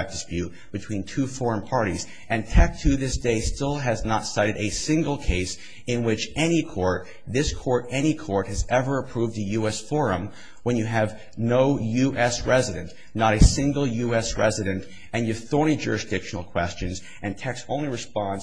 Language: English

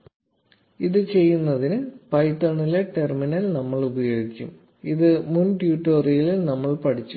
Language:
Malayalam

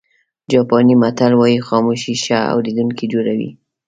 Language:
Pashto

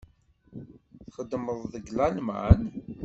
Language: Kabyle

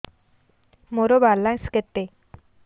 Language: Odia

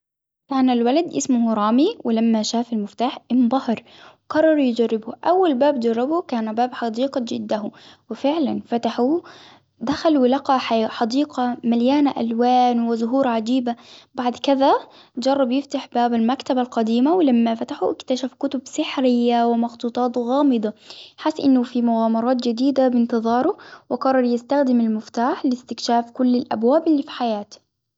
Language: Hijazi Arabic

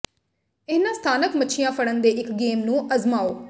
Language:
Punjabi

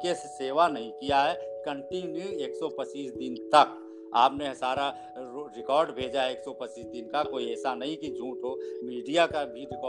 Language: Hindi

